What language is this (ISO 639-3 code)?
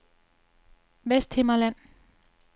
dan